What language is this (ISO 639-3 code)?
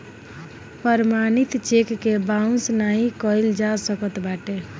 bho